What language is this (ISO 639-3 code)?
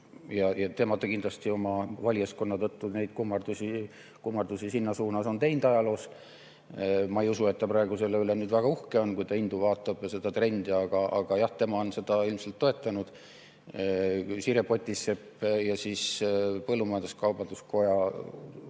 est